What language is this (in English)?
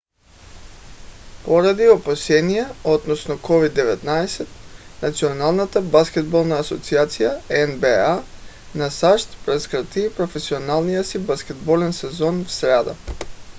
Bulgarian